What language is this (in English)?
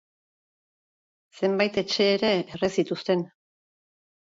Basque